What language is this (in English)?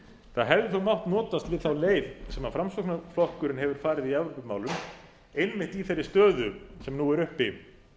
Icelandic